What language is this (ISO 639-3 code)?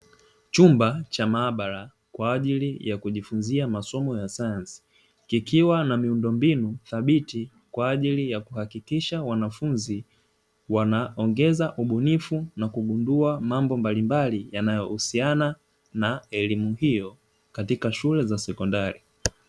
swa